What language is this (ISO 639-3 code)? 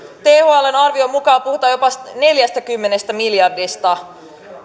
fin